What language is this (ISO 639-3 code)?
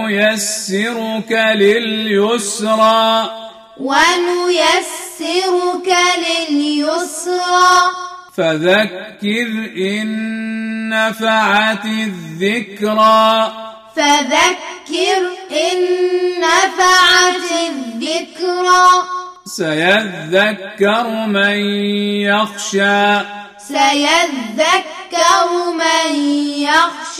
ara